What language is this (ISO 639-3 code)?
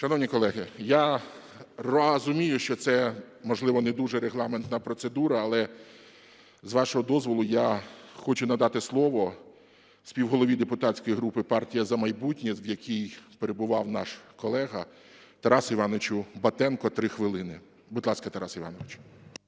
ukr